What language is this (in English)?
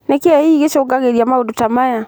Kikuyu